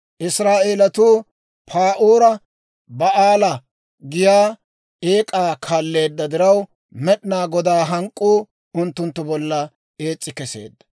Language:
Dawro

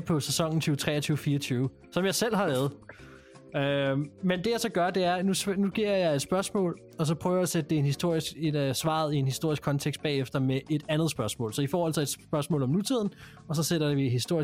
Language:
Danish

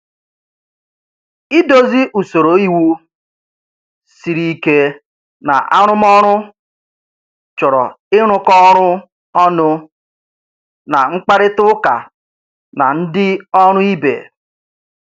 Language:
Igbo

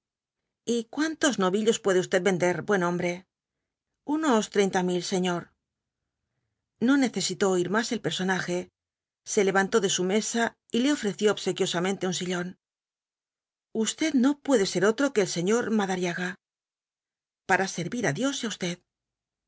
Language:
Spanish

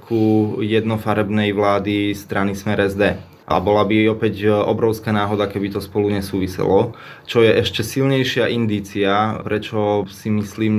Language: Slovak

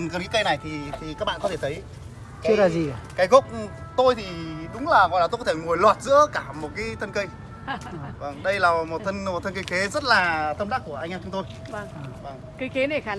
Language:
Vietnamese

